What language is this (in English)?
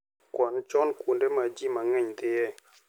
Luo (Kenya and Tanzania)